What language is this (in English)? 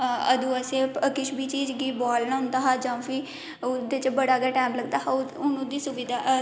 Dogri